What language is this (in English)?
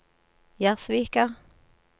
Norwegian